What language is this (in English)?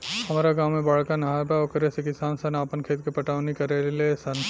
Bhojpuri